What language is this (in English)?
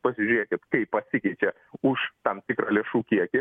Lithuanian